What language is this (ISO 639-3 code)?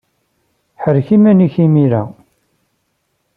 kab